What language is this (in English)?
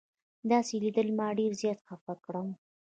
Pashto